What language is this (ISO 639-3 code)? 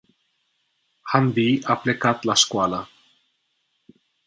ron